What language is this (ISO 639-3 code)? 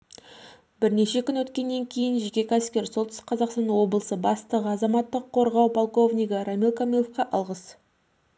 kaz